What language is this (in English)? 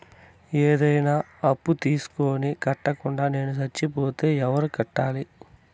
Telugu